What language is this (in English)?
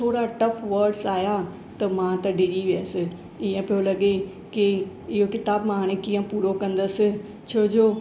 Sindhi